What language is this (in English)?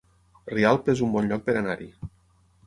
Catalan